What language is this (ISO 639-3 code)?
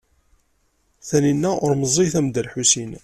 kab